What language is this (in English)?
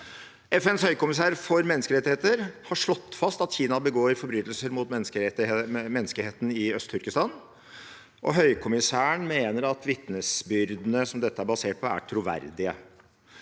Norwegian